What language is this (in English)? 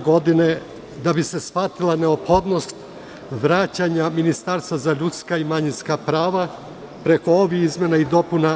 Serbian